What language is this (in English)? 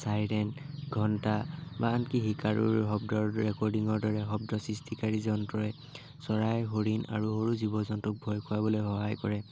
Assamese